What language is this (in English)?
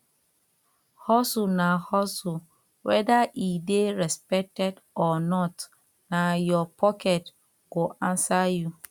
Nigerian Pidgin